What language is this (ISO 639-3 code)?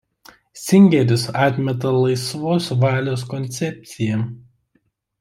lit